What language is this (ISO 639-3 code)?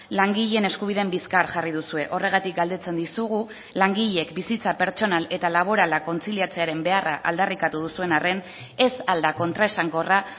eus